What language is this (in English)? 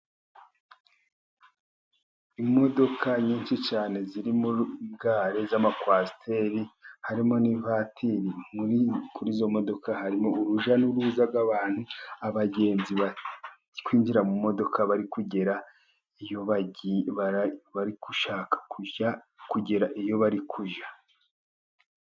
Kinyarwanda